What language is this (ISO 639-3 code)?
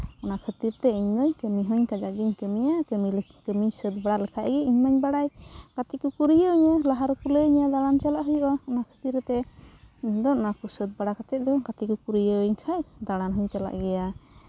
sat